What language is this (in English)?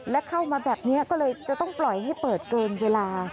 Thai